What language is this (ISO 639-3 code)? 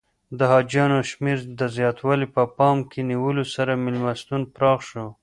pus